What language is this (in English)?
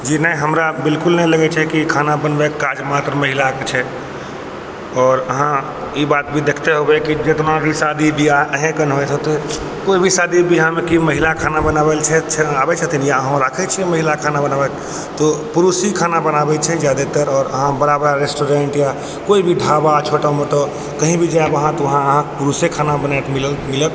Maithili